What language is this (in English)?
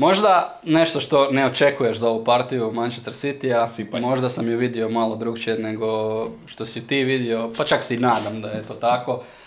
Croatian